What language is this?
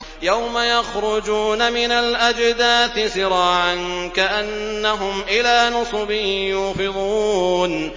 Arabic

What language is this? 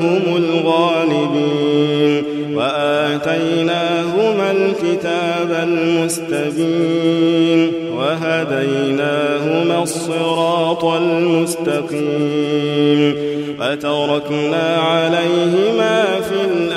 Arabic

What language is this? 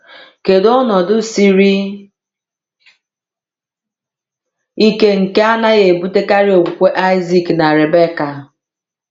Igbo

